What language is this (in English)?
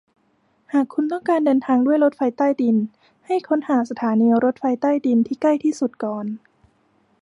Thai